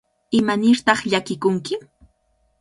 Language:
Cajatambo North Lima Quechua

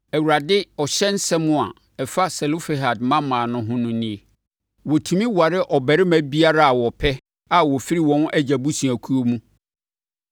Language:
Akan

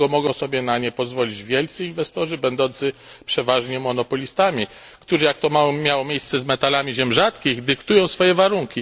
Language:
Polish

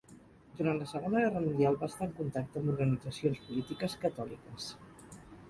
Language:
Catalan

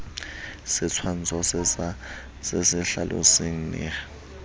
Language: Southern Sotho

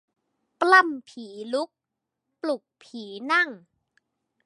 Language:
Thai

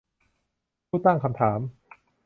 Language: Thai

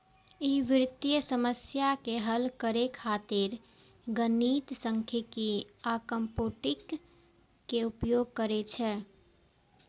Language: Maithili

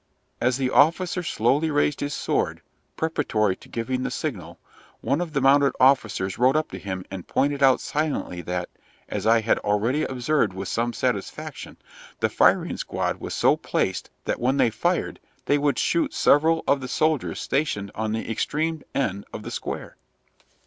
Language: English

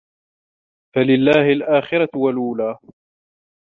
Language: Arabic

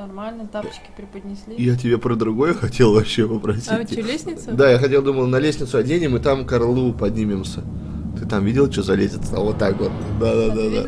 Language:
Russian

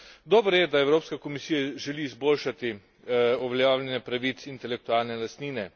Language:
Slovenian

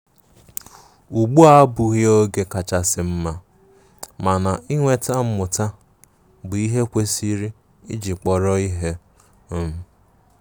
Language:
Igbo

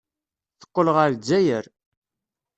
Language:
Kabyle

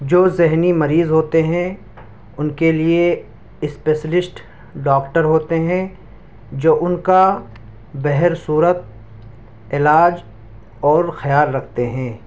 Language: Urdu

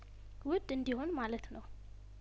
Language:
Amharic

